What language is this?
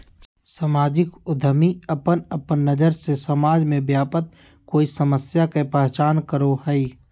Magahi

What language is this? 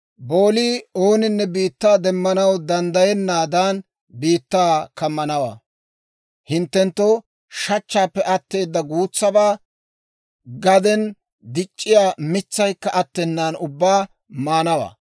Dawro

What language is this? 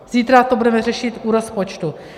Czech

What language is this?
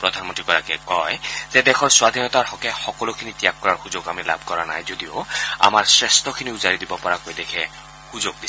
Assamese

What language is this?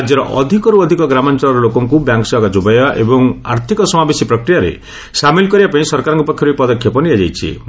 Odia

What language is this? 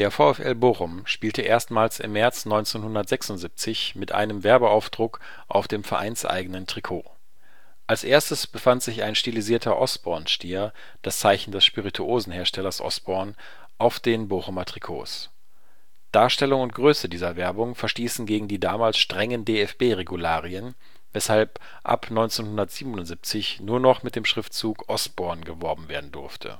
German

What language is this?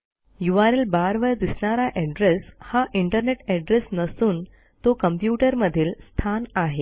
Marathi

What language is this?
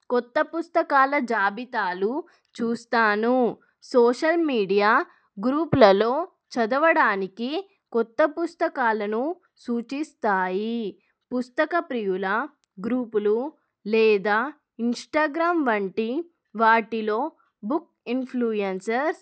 Telugu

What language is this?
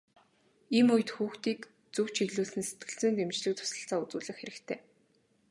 Mongolian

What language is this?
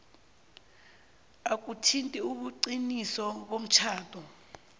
South Ndebele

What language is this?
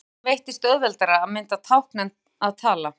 Icelandic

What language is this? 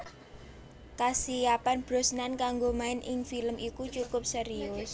Javanese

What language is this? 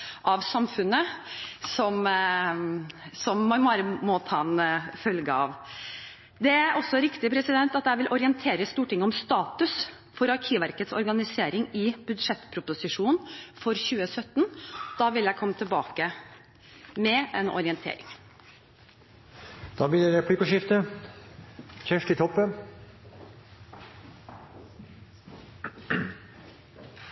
Norwegian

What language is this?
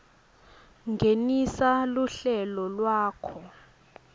Swati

